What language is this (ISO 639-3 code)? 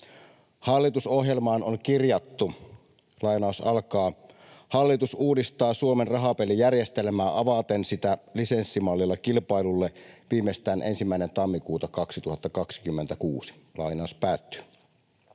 fin